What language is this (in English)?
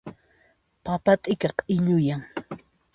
Puno Quechua